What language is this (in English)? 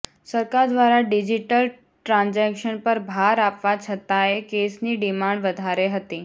Gujarati